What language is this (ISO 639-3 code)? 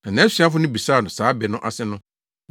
aka